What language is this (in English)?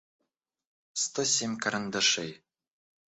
Russian